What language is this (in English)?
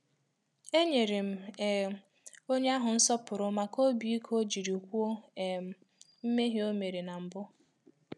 Igbo